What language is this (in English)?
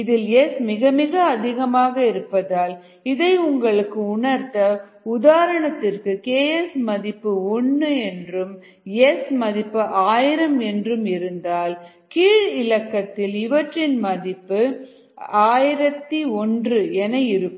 Tamil